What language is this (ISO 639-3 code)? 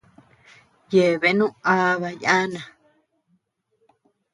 cux